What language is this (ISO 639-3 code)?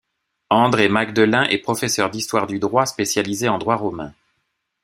fra